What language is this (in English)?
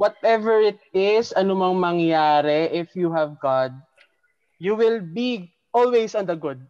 Filipino